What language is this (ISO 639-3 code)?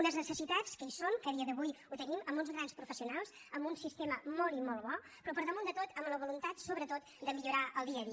cat